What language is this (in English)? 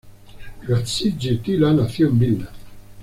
Spanish